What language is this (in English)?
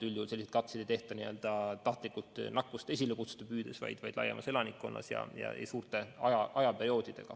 Estonian